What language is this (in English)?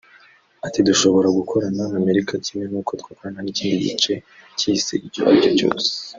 Kinyarwanda